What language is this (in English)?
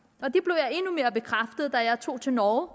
Danish